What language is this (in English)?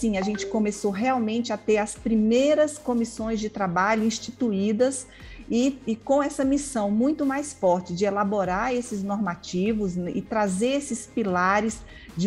Portuguese